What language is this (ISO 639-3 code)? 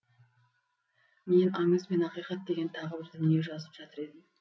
kaz